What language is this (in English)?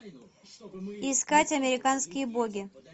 Russian